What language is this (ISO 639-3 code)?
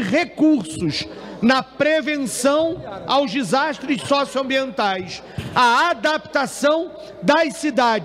por